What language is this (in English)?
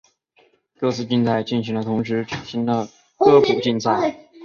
Chinese